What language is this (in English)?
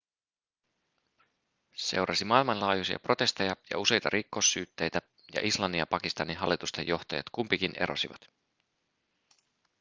Finnish